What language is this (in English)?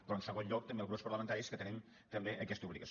Catalan